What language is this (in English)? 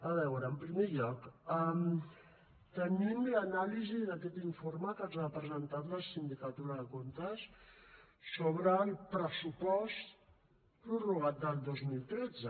Catalan